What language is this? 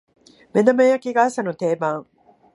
Japanese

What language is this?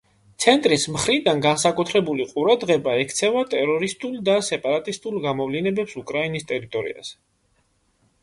Georgian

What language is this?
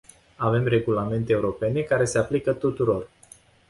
Romanian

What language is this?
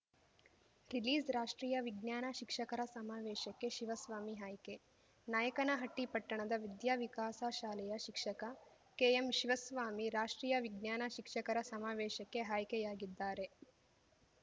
Kannada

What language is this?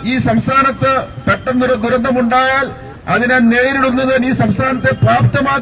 Malayalam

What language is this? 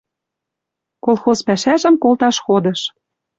Western Mari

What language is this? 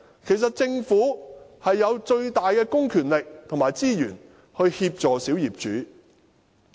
Cantonese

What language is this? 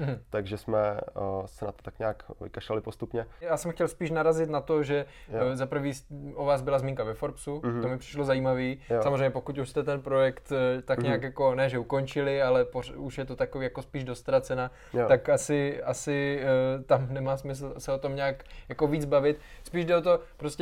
Czech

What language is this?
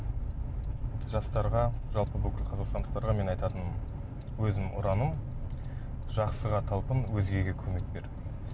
Kazakh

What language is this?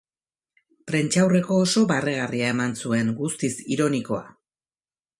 Basque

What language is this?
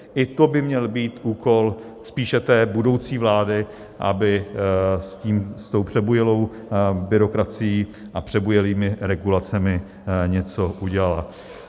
Czech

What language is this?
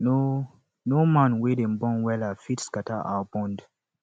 Nigerian Pidgin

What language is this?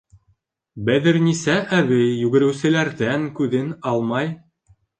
Bashkir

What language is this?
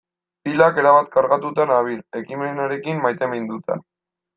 Basque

